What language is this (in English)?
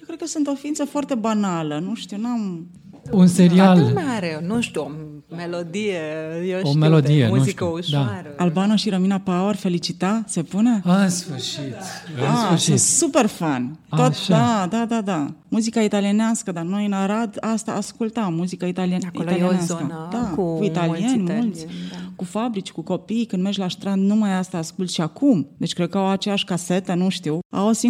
Romanian